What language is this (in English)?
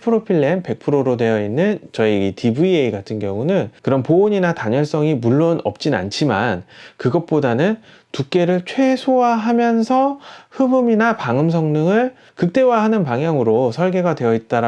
Korean